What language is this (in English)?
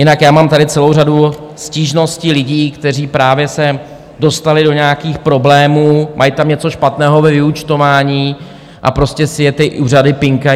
Czech